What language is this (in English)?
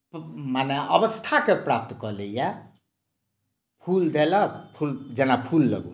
Maithili